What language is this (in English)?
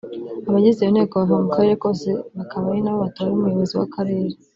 Kinyarwanda